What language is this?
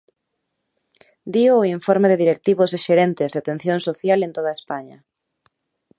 Galician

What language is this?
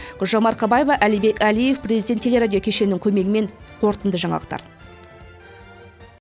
Kazakh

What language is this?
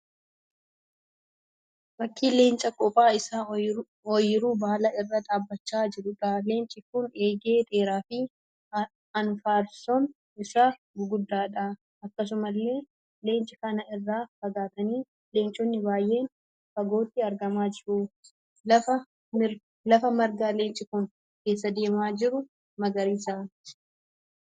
Oromo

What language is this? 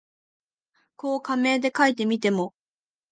Japanese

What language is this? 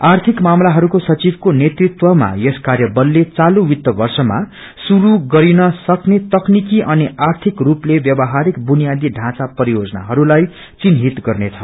Nepali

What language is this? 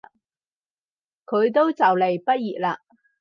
Cantonese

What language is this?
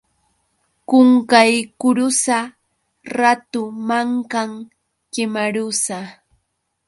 Yauyos Quechua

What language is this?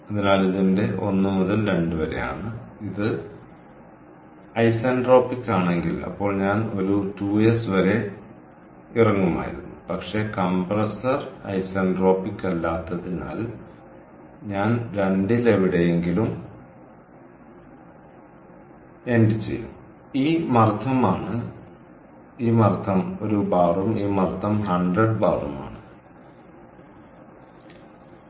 Malayalam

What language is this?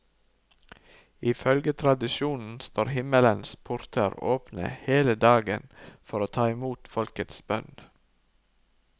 Norwegian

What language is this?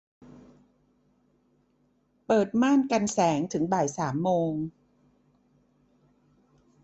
Thai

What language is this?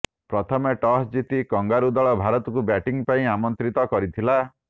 Odia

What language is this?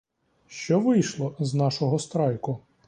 Ukrainian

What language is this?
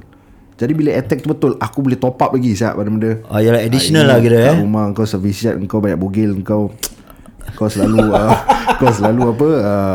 Malay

